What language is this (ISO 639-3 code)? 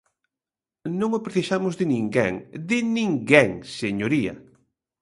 glg